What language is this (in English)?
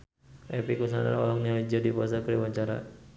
Sundanese